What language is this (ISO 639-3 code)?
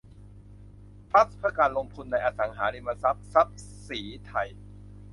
tha